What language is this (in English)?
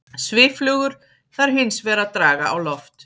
Icelandic